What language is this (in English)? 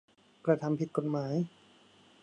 Thai